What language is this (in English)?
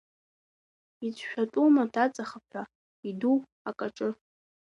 Abkhazian